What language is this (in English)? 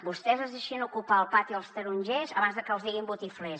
Catalan